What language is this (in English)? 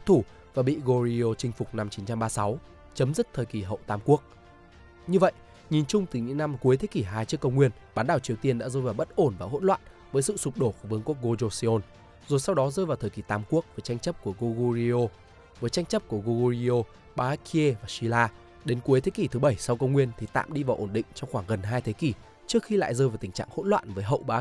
Vietnamese